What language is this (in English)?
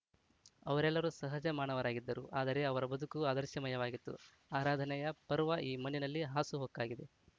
Kannada